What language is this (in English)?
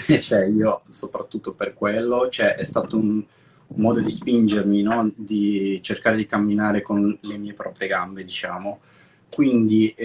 Italian